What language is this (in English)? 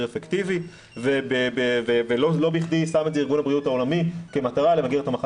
Hebrew